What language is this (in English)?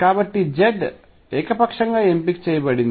Telugu